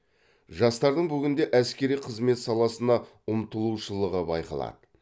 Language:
Kazakh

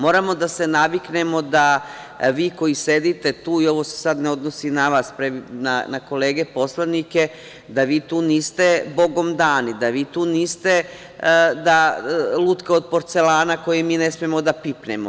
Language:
Serbian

